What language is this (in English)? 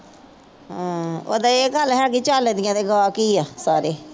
Punjabi